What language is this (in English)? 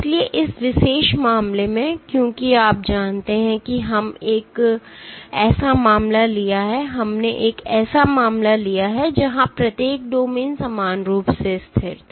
Hindi